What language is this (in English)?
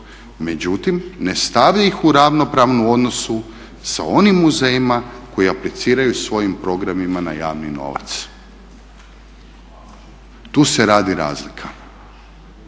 Croatian